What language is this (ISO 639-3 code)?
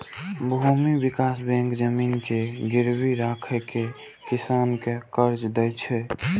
mai